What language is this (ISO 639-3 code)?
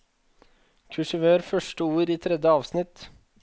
nor